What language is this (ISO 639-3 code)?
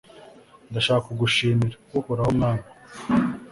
kin